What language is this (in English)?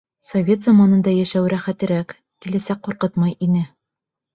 Bashkir